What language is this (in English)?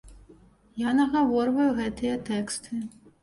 Belarusian